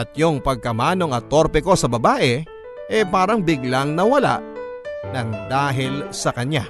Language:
Filipino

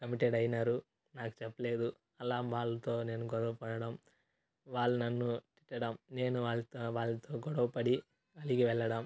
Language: Telugu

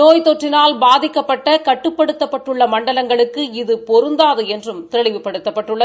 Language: Tamil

